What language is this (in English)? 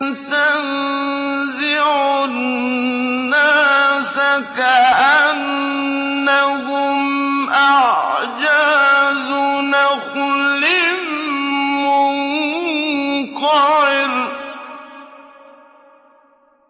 Arabic